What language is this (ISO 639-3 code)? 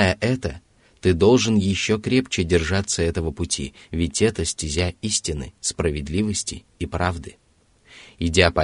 rus